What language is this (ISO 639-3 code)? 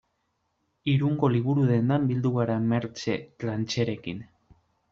eus